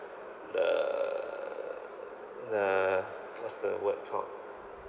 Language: English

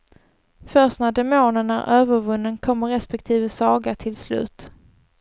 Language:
Swedish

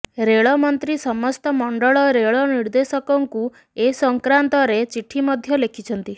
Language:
Odia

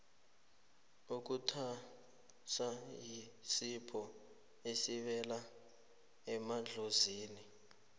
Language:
South Ndebele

